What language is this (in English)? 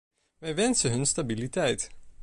Dutch